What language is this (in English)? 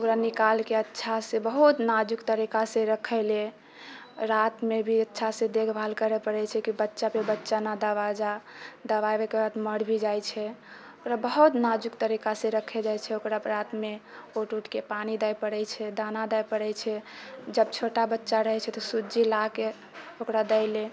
Maithili